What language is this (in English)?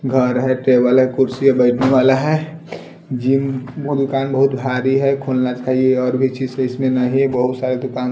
Hindi